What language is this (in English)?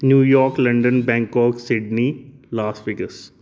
Dogri